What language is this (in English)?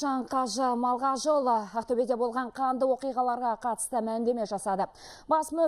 Turkish